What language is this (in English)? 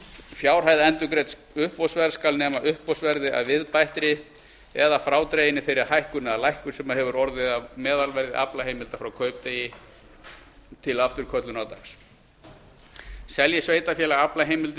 Icelandic